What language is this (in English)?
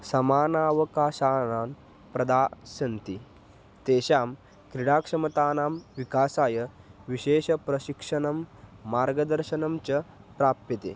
Sanskrit